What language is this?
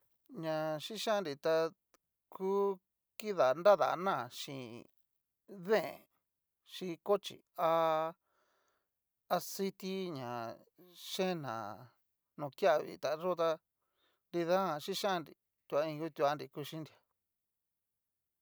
Cacaloxtepec Mixtec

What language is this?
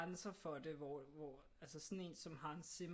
Danish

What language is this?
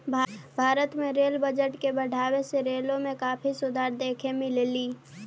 Magahi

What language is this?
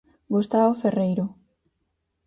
Galician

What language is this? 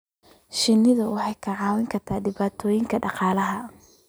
Somali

